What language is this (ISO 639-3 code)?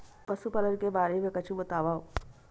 hne